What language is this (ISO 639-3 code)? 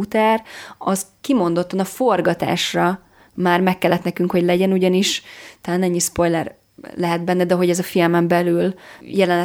hun